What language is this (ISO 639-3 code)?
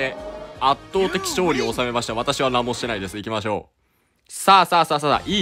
jpn